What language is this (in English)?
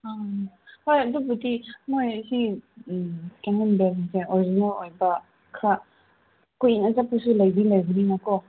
Manipuri